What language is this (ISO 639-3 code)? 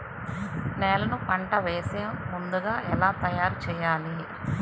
tel